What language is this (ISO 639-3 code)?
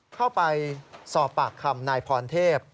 tha